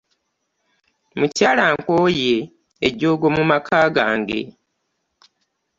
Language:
Ganda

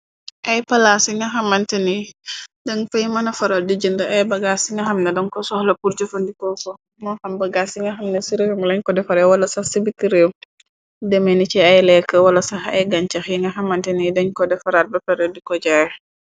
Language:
Wolof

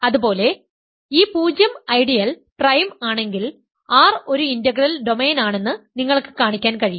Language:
Malayalam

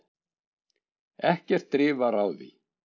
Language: Icelandic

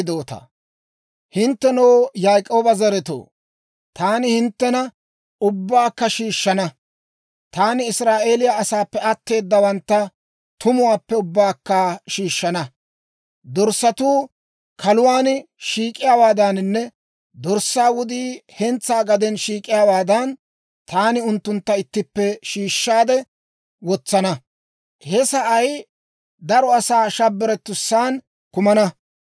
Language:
Dawro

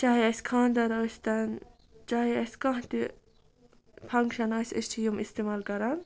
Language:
Kashmiri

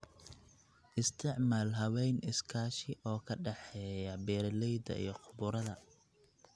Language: Somali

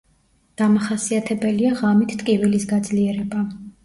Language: Georgian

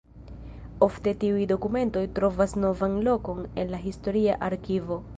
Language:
Esperanto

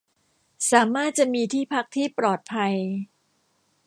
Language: Thai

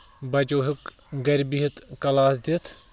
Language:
Kashmiri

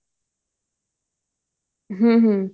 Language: Punjabi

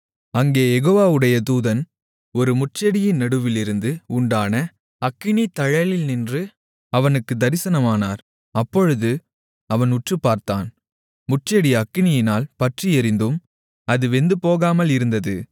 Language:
Tamil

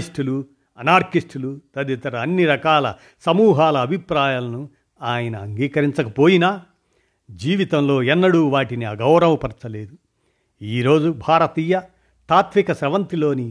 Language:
Telugu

